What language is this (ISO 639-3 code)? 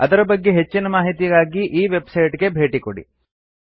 kan